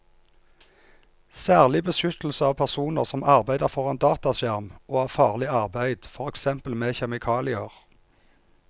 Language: Norwegian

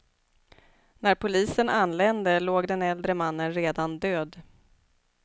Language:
Swedish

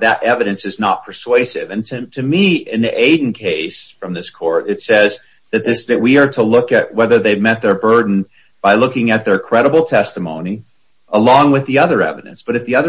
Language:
English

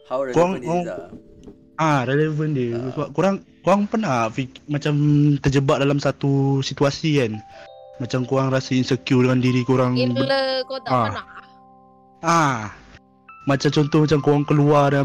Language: Malay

